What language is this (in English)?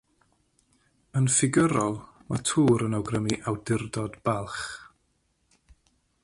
Welsh